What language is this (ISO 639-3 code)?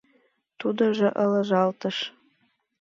chm